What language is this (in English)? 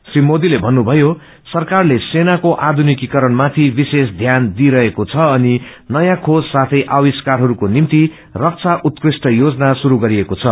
Nepali